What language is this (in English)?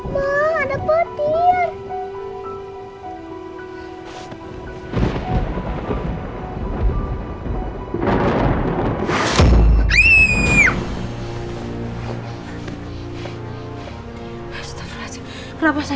Indonesian